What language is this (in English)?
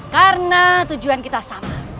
Indonesian